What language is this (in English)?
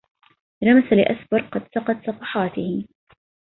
Arabic